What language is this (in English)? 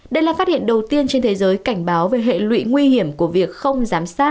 Vietnamese